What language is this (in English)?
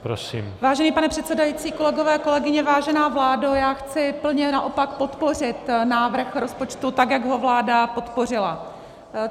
Czech